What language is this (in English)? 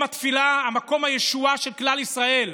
Hebrew